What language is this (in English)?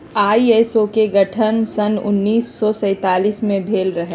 Magahi